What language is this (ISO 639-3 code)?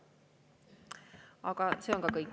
est